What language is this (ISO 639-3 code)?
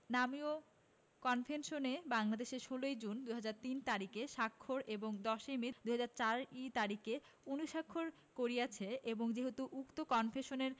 ben